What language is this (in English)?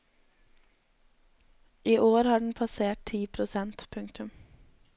Norwegian